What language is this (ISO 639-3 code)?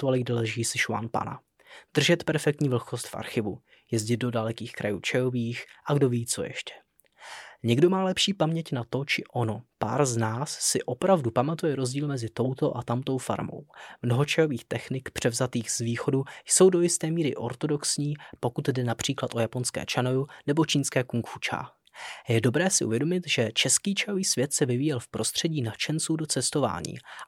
ces